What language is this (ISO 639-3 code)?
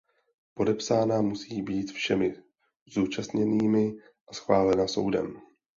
ces